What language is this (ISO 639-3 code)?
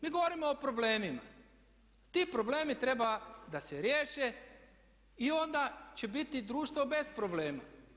hrv